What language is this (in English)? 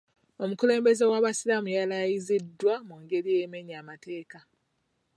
Ganda